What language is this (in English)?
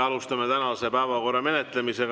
Estonian